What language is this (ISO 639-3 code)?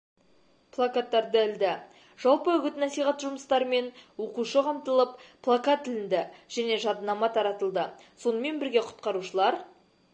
kaz